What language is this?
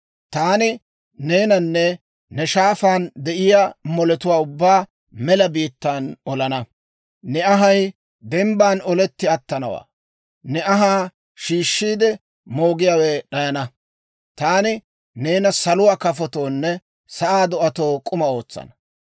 Dawro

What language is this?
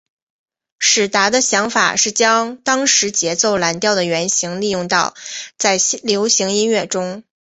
Chinese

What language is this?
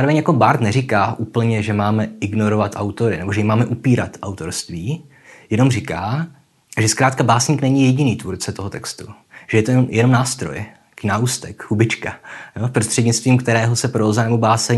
Czech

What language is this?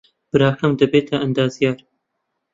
Central Kurdish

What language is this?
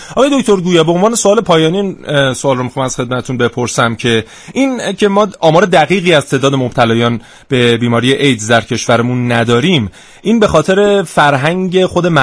Persian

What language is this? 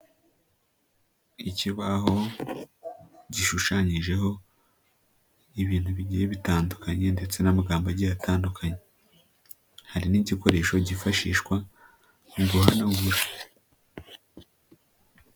Kinyarwanda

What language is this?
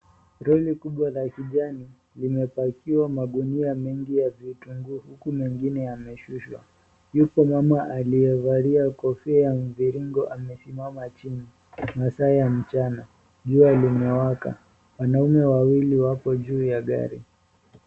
Swahili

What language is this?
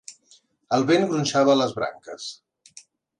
Catalan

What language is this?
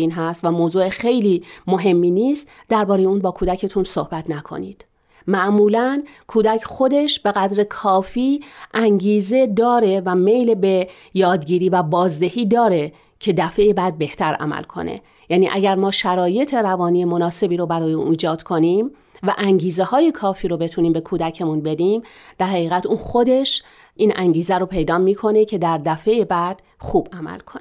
Persian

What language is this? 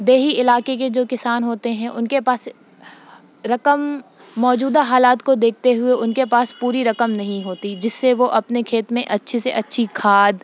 Urdu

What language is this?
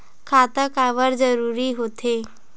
Chhattisgarhi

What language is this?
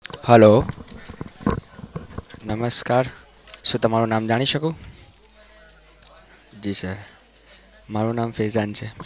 Gujarati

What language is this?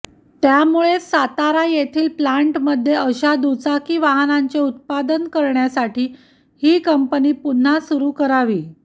Marathi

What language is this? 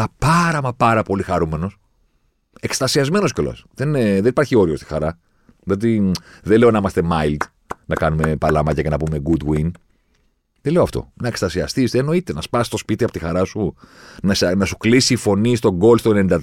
Greek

